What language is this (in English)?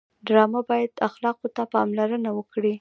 Pashto